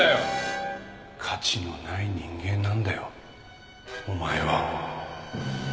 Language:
Japanese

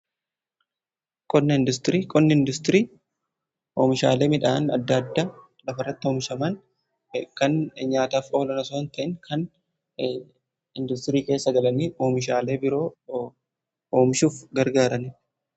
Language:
Oromo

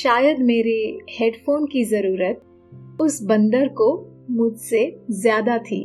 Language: Hindi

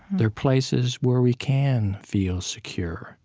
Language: English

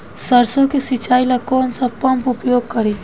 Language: Bhojpuri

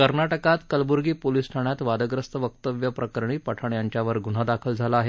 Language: Marathi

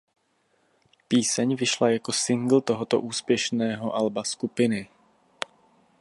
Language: Czech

